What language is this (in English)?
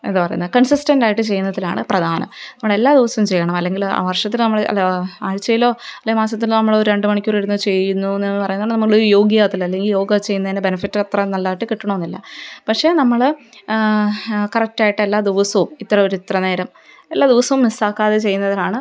Malayalam